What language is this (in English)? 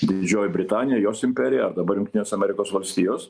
Lithuanian